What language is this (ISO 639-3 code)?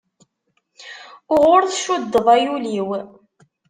kab